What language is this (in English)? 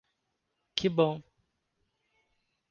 Portuguese